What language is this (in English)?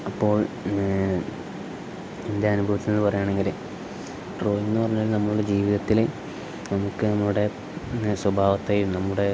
Malayalam